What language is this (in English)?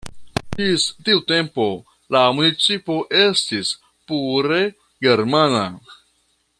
Esperanto